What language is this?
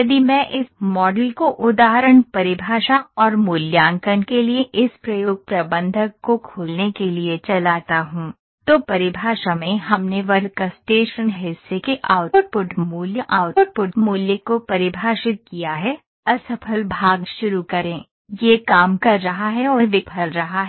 Hindi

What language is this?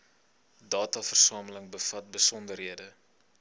Afrikaans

